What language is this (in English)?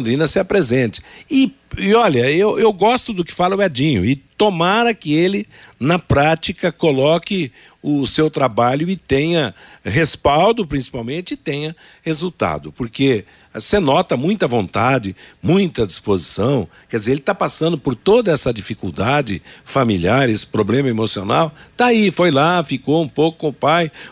Portuguese